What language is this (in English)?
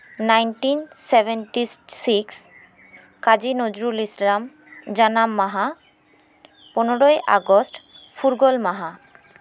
Santali